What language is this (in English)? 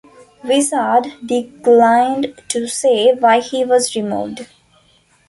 English